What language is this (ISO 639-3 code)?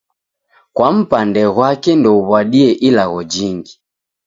dav